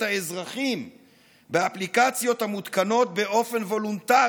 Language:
Hebrew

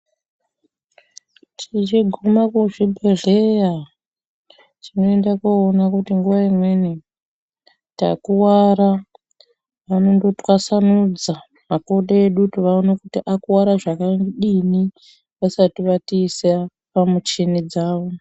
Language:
Ndau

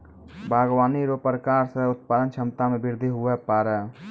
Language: Maithili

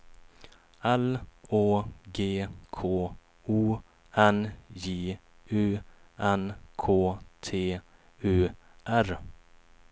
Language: Swedish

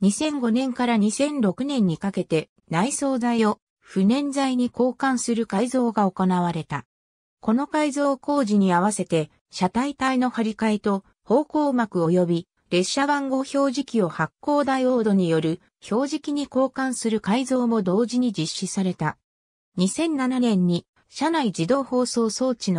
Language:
Japanese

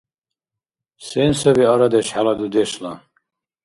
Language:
Dargwa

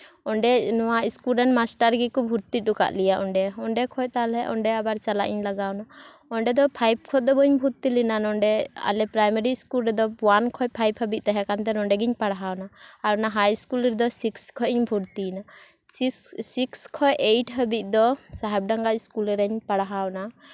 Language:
Santali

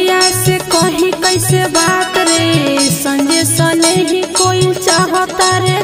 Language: Hindi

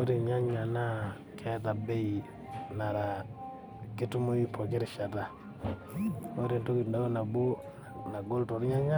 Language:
Masai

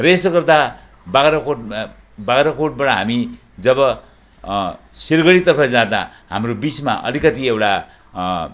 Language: Nepali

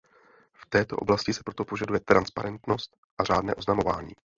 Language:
Czech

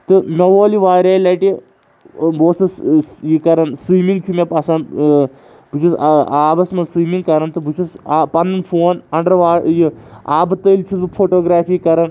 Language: Kashmiri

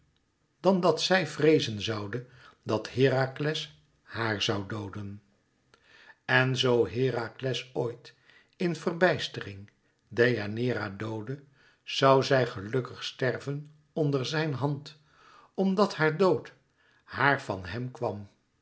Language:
Dutch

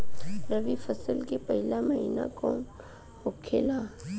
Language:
Bhojpuri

